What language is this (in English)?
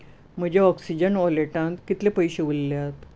Konkani